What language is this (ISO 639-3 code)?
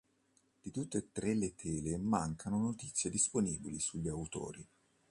ita